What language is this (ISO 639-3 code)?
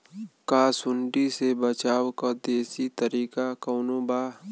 bho